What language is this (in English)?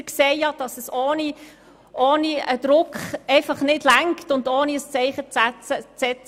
Swiss German